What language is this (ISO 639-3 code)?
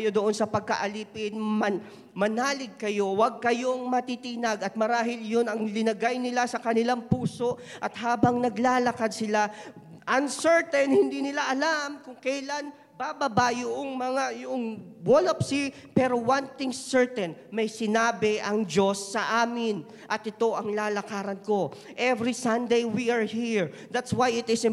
fil